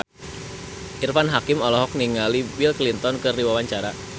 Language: Sundanese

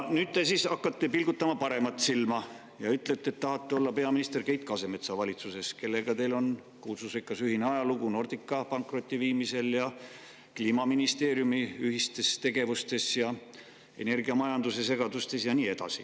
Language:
Estonian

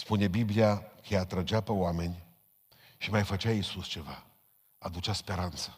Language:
Romanian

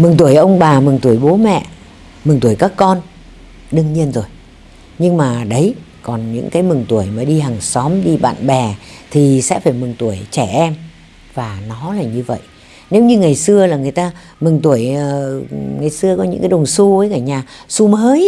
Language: Vietnamese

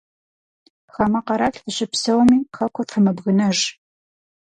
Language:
Kabardian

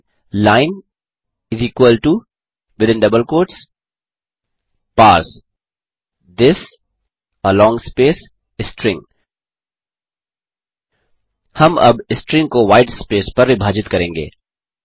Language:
Hindi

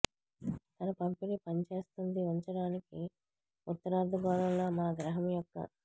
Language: Telugu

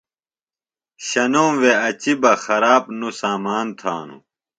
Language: Phalura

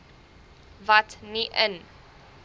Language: Afrikaans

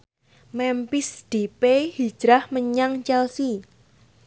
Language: Javanese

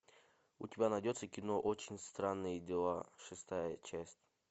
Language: Russian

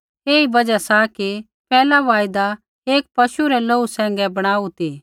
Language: Kullu Pahari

